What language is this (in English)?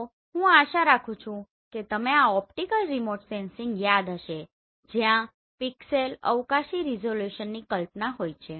Gujarati